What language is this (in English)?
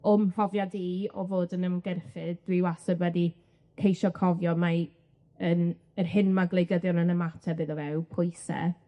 Welsh